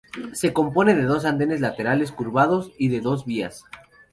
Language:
Spanish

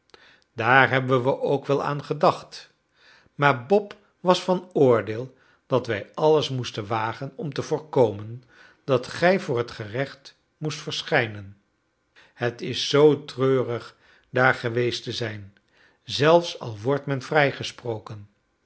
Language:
Dutch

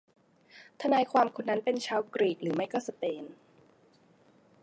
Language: Thai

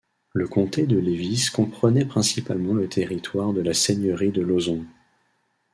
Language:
French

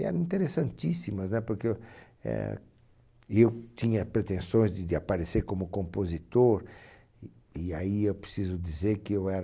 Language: Portuguese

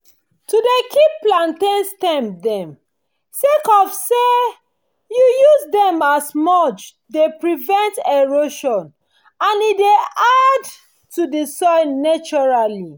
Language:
Nigerian Pidgin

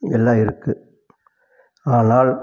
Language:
Tamil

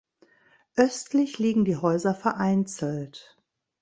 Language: German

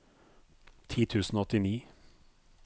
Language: Norwegian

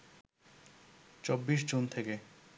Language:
Bangla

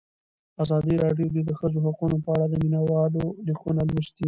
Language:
Pashto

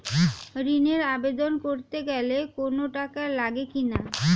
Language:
Bangla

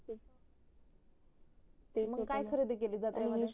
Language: Marathi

